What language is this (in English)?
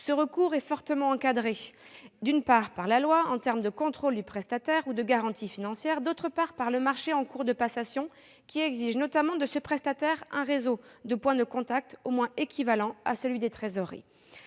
French